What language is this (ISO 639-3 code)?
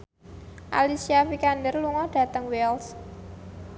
jav